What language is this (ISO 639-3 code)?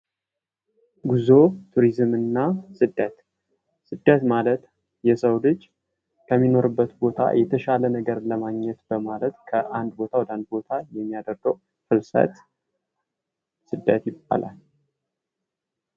amh